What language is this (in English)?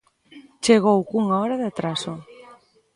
Galician